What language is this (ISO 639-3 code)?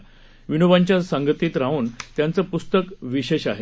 mar